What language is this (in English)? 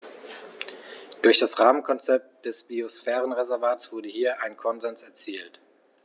German